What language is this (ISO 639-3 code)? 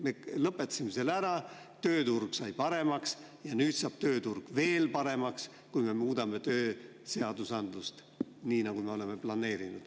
est